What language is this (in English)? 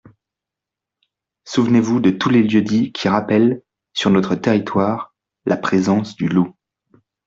French